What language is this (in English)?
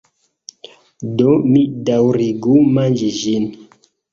Esperanto